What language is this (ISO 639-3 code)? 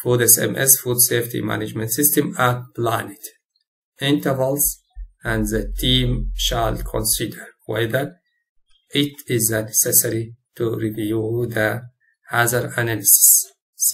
ara